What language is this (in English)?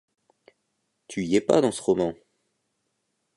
French